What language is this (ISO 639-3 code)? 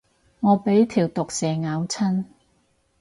yue